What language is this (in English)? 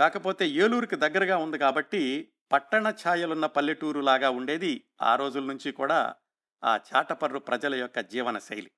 Telugu